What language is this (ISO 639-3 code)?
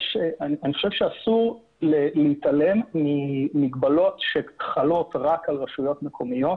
heb